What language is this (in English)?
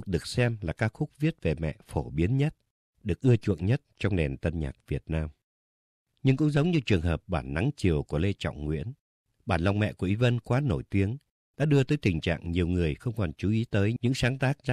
Vietnamese